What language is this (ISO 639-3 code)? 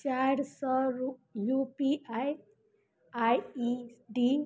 mai